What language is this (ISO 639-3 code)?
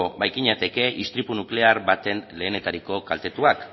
eus